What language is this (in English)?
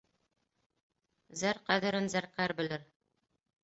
Bashkir